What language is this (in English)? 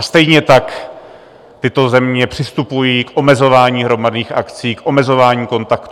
Czech